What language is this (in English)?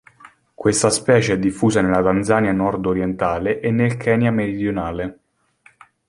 Italian